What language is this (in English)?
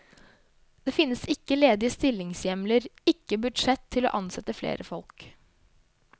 Norwegian